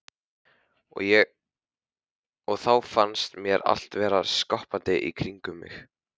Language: Icelandic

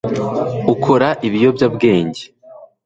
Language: Kinyarwanda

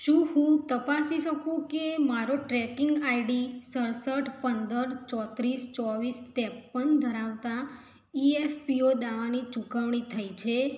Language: Gujarati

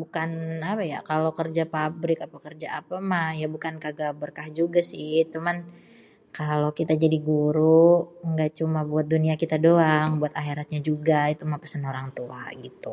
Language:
Betawi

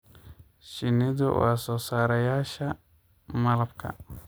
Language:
Somali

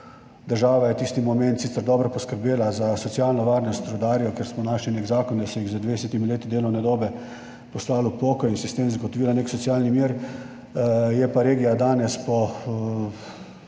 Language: Slovenian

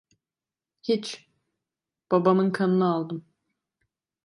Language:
Turkish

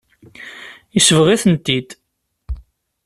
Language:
Kabyle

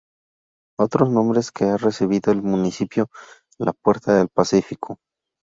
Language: Spanish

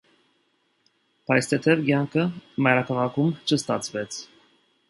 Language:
Armenian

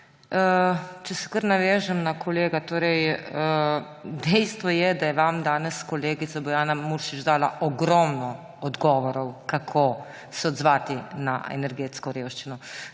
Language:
Slovenian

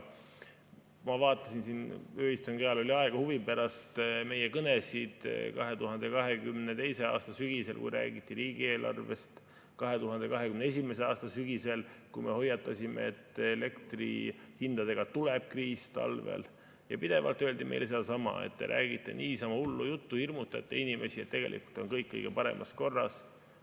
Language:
Estonian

